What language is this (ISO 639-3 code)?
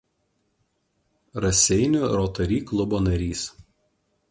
lit